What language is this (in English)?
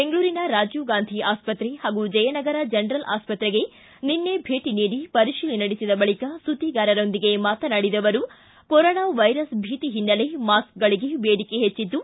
Kannada